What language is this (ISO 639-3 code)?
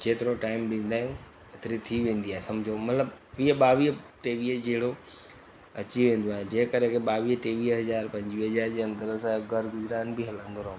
snd